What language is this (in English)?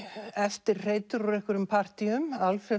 Icelandic